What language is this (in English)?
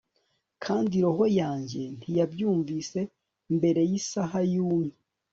Kinyarwanda